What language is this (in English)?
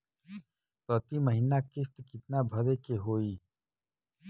Bhojpuri